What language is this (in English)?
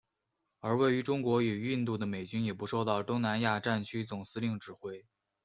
Chinese